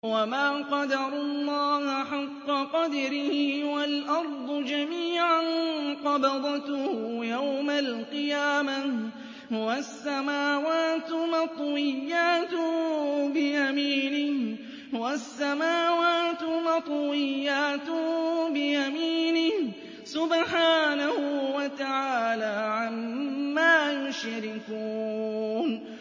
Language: Arabic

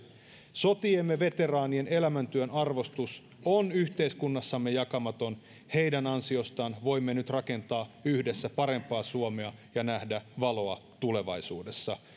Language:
Finnish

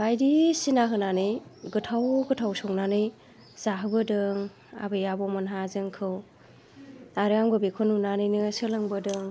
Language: Bodo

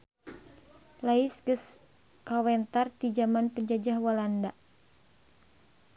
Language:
Sundanese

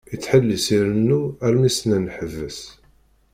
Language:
Kabyle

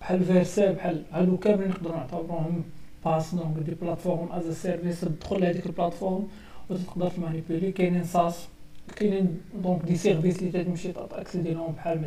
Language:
Arabic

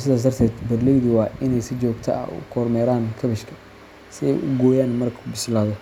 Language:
Somali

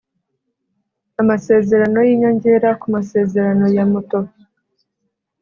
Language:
Kinyarwanda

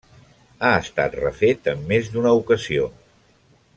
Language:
Catalan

